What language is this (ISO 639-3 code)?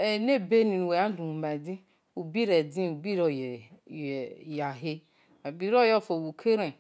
ish